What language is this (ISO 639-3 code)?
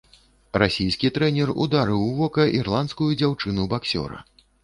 bel